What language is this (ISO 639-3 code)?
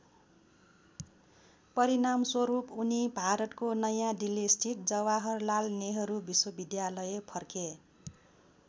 nep